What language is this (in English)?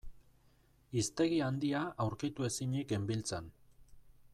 Basque